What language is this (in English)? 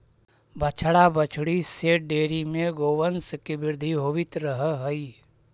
Magahi